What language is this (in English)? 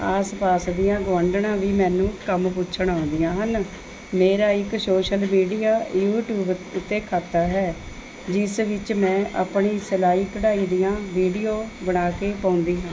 Punjabi